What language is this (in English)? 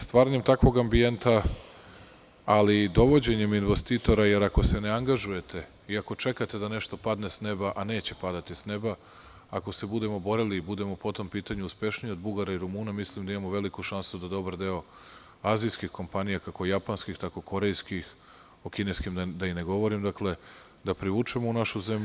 Serbian